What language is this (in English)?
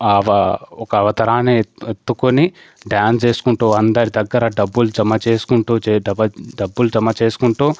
Telugu